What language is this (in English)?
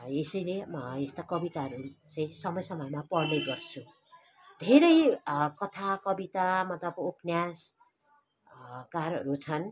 Nepali